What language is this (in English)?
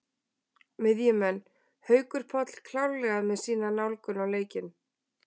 Icelandic